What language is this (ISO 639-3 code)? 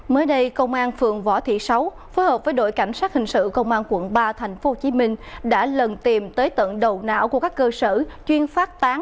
vie